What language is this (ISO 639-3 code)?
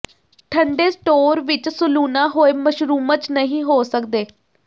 pan